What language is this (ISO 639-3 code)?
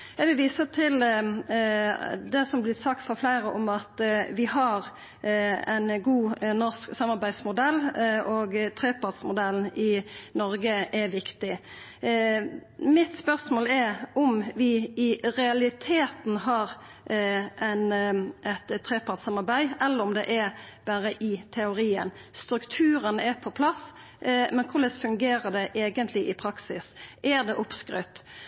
nno